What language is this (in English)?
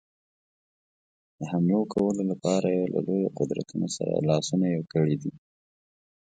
Pashto